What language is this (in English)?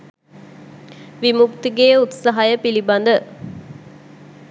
Sinhala